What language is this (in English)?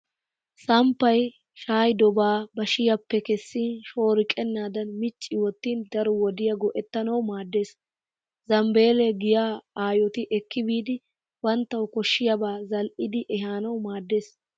Wolaytta